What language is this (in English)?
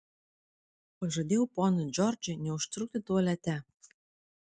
Lithuanian